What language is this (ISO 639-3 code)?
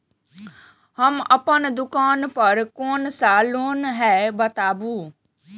mai